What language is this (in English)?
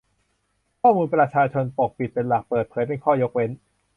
Thai